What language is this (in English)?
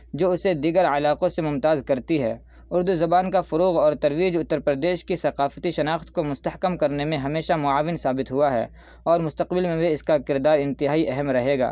Urdu